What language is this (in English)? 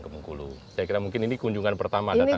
Indonesian